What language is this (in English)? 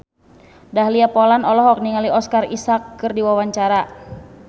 Sundanese